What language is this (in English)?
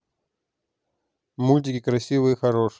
Russian